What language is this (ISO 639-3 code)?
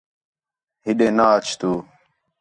xhe